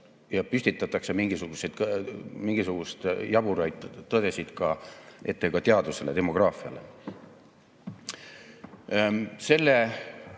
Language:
Estonian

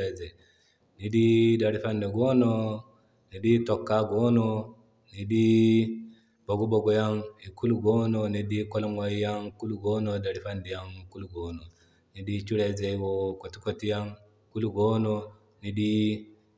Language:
Zarma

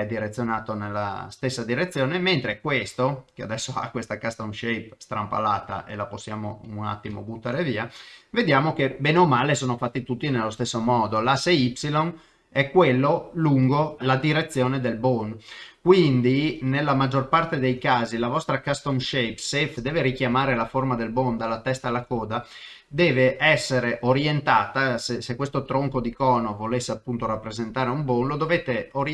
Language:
Italian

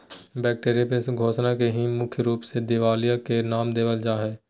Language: Magahi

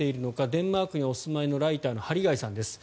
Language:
Japanese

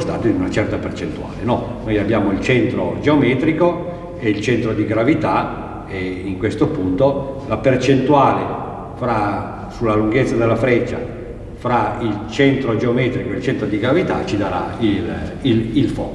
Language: Italian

